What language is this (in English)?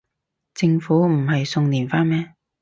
Cantonese